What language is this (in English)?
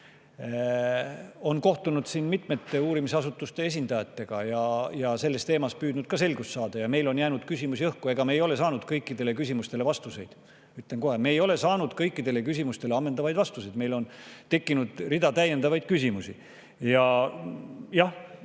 Estonian